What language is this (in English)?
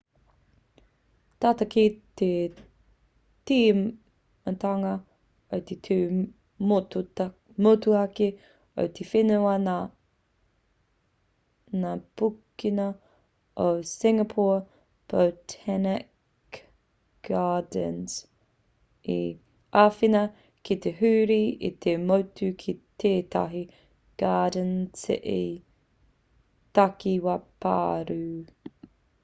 Māori